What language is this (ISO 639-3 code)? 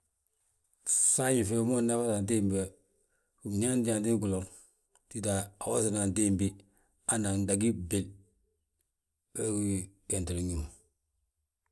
bjt